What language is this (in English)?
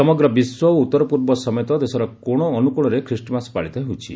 Odia